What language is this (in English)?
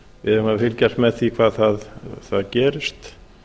Icelandic